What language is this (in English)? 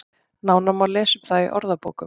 Icelandic